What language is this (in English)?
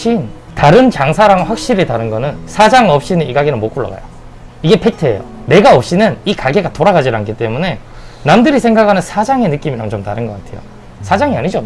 Korean